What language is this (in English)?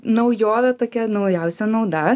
Lithuanian